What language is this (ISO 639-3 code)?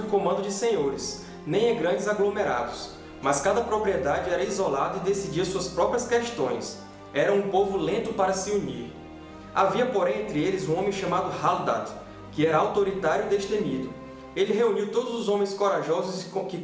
por